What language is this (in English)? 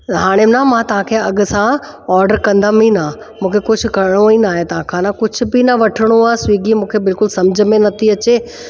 Sindhi